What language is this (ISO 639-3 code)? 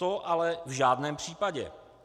ces